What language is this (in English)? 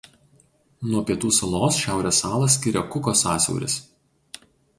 Lithuanian